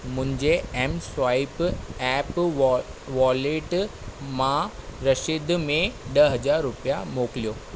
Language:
Sindhi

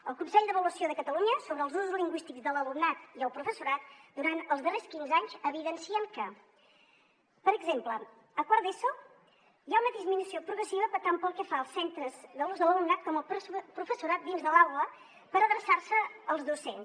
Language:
Catalan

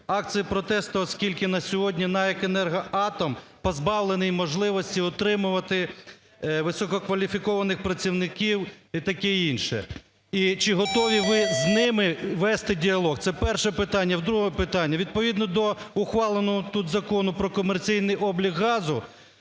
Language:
Ukrainian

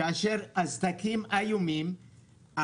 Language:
Hebrew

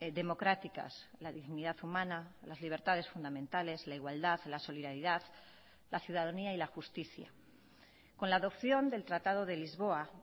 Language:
Spanish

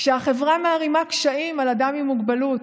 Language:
Hebrew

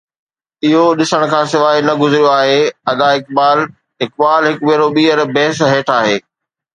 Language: Sindhi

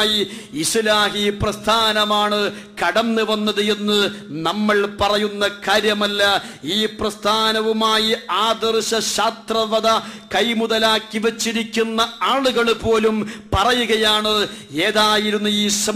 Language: French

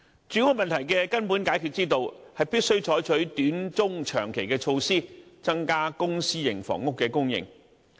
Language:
Cantonese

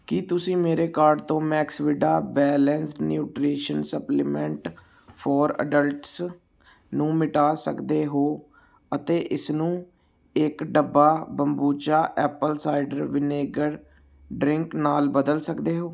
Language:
Punjabi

